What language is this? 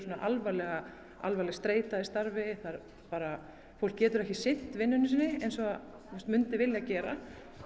Icelandic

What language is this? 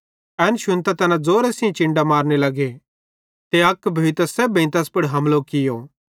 Bhadrawahi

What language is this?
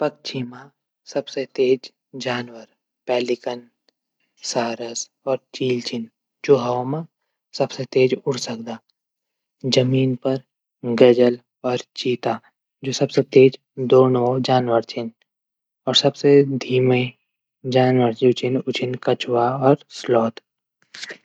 Garhwali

